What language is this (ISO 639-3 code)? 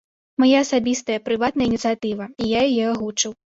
bel